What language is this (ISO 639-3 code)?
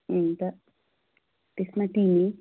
nep